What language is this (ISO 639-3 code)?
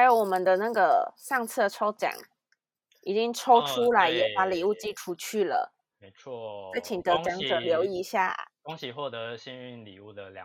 zho